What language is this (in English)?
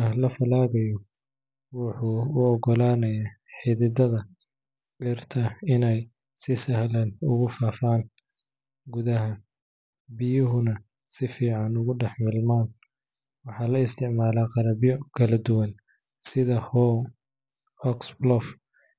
Somali